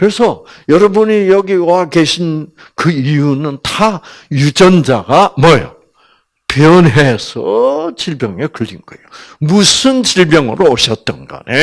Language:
Korean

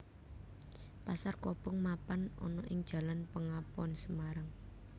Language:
Javanese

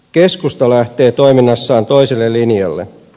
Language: Finnish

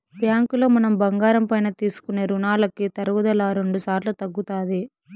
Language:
Telugu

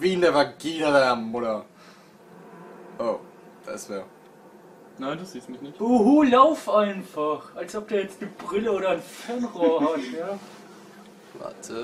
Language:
German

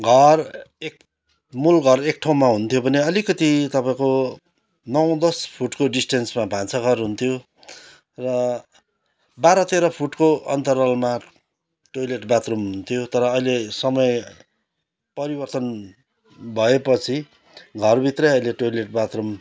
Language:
Nepali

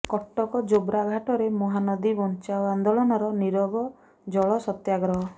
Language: Odia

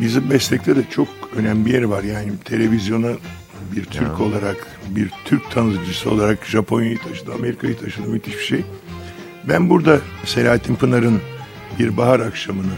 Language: Turkish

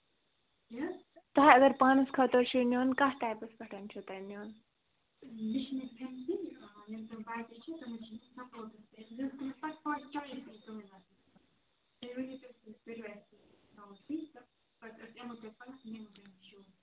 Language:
Kashmiri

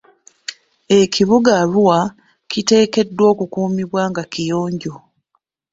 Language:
Ganda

